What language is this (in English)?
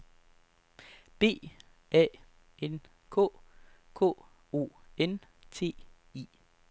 Danish